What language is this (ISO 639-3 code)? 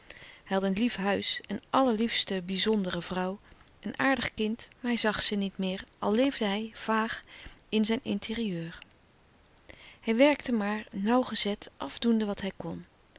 nld